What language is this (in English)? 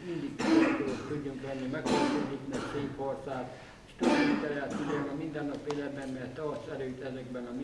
Hungarian